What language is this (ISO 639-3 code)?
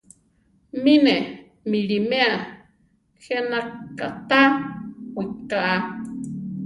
tar